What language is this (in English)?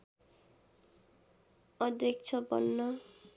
Nepali